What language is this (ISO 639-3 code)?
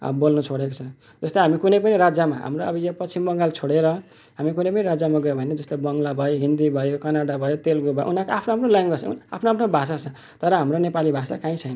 nep